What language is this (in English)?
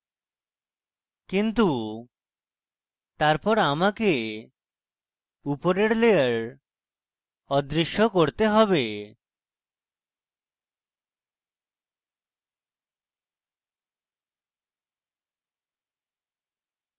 Bangla